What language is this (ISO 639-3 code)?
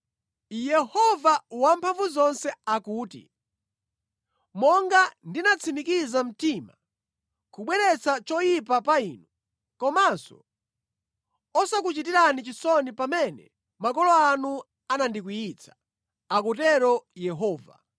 nya